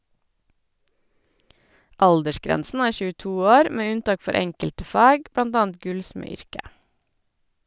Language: Norwegian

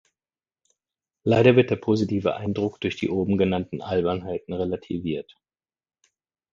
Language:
German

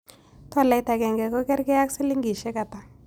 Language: Kalenjin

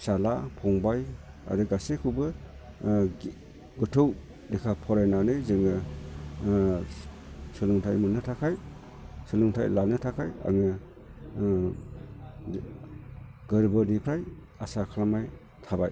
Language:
Bodo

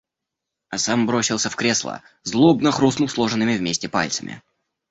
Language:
Russian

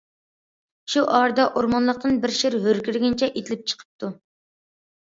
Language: Uyghur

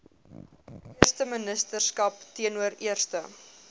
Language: Afrikaans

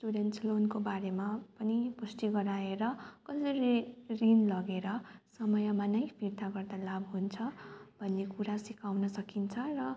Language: Nepali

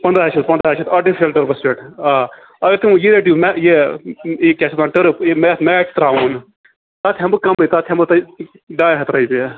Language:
Kashmiri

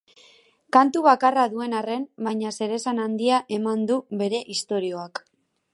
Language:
Basque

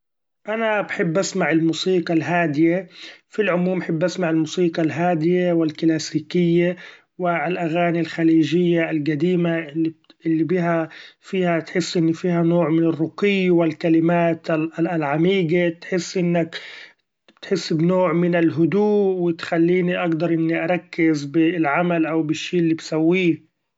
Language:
Gulf Arabic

